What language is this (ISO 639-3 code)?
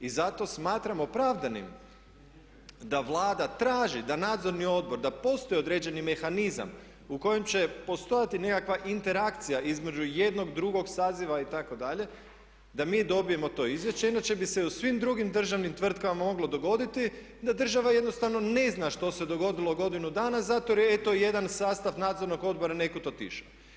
hrv